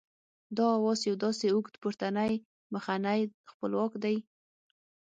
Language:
Pashto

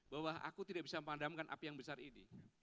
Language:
Indonesian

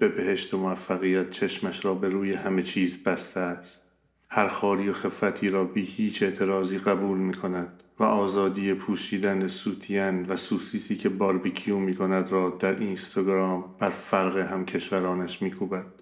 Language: Persian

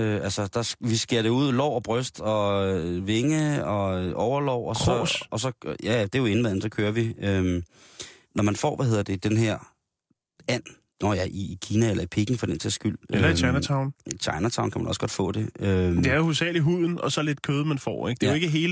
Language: Danish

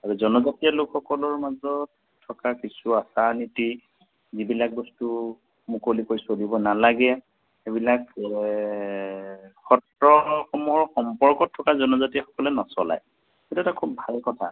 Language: Assamese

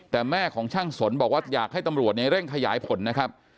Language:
Thai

